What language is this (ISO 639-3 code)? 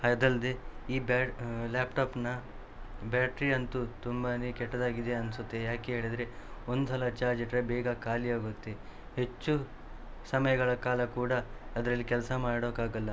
kan